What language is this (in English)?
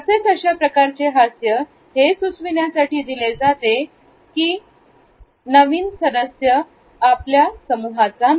Marathi